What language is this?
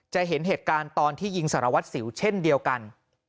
Thai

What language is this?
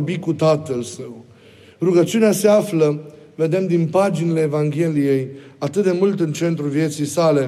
Romanian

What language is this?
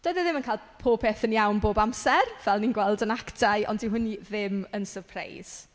Welsh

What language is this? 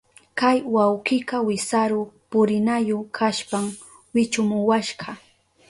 Southern Pastaza Quechua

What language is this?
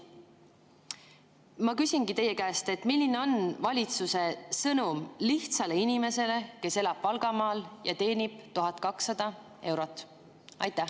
Estonian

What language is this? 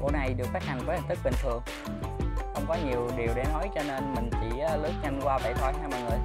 Vietnamese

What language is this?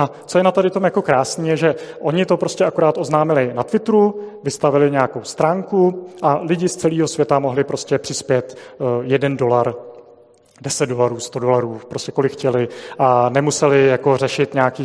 Czech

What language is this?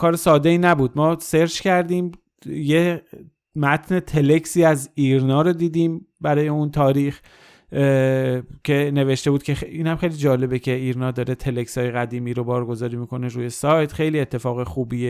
Persian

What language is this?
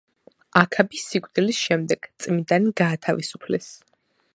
Georgian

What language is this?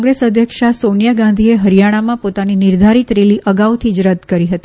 Gujarati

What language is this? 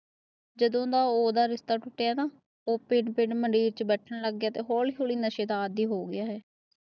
Punjabi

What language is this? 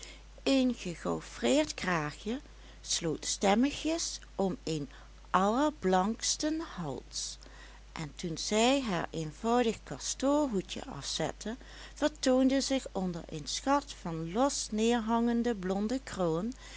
Dutch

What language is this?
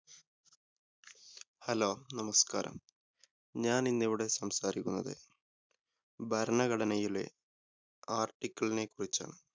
Malayalam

